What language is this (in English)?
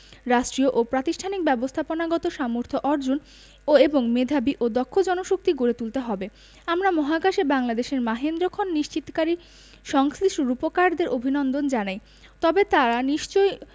Bangla